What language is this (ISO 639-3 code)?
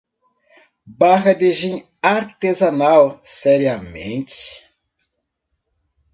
por